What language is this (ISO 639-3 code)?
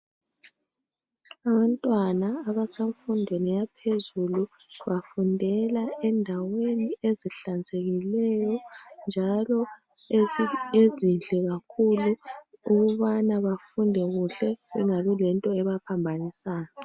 nde